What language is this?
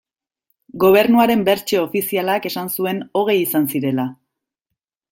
Basque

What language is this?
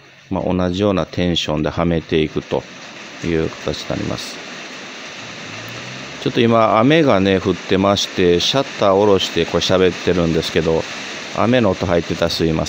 Japanese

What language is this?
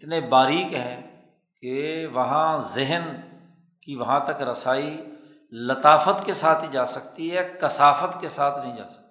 Urdu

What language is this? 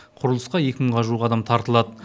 Kazakh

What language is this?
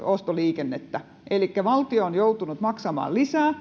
Finnish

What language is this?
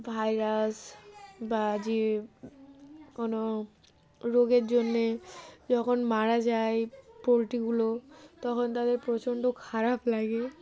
Bangla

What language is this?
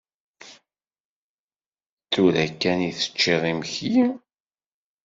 Kabyle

